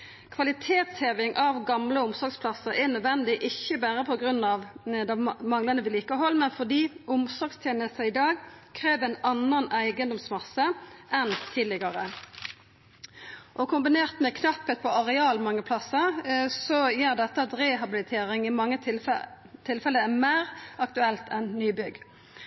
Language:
Norwegian Nynorsk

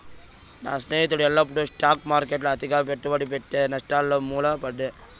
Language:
Telugu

